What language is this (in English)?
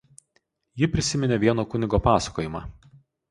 Lithuanian